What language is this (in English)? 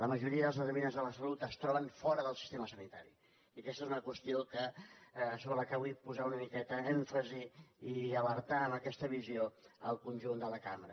Catalan